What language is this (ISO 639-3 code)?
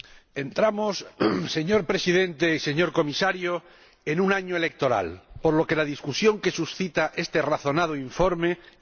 spa